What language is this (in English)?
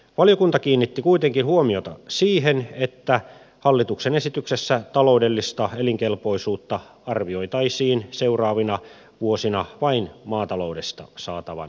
Finnish